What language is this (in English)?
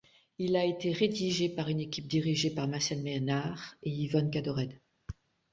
French